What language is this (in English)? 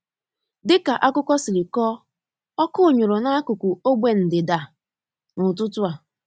Igbo